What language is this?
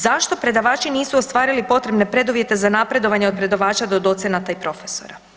Croatian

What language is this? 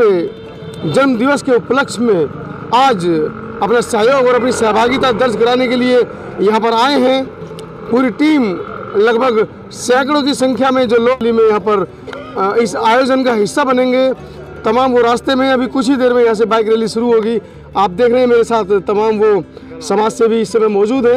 Hindi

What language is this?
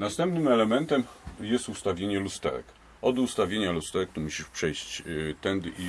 Polish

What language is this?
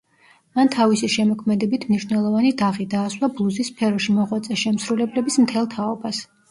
Georgian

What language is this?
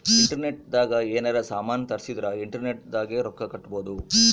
Kannada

